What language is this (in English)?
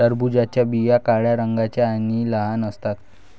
Marathi